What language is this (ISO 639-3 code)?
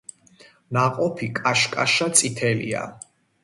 kat